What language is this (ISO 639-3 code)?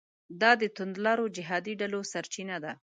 pus